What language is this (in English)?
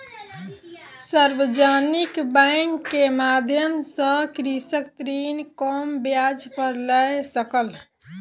Maithili